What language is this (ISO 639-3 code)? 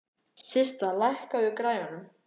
isl